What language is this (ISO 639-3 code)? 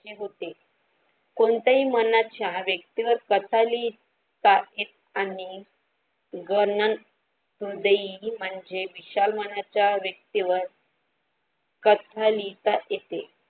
mar